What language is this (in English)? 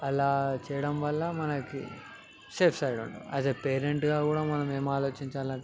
Telugu